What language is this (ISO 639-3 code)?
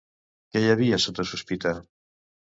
cat